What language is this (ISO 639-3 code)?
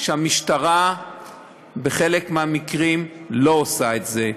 heb